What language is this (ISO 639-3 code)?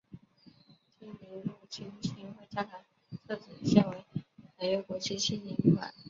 zho